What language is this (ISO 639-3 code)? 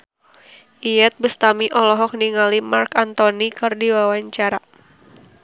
sun